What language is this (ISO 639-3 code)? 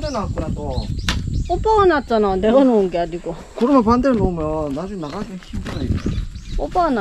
kor